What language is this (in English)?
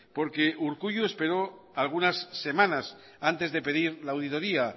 Spanish